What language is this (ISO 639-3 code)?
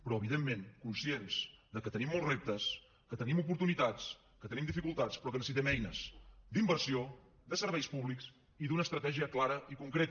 cat